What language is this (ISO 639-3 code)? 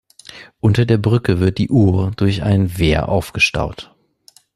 deu